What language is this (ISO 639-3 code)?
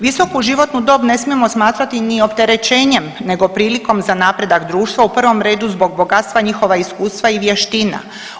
hrv